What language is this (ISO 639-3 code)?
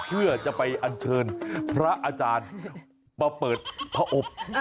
tha